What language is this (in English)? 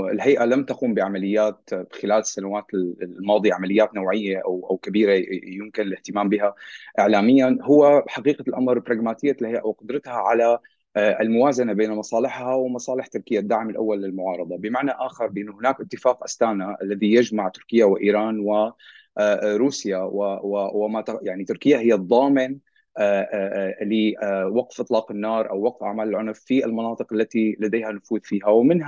Arabic